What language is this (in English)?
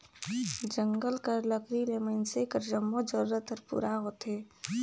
Chhattisgarhi